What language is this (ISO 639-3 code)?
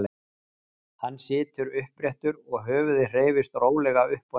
isl